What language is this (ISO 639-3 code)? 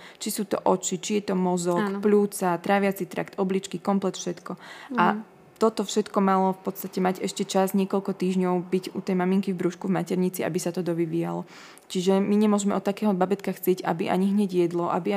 slk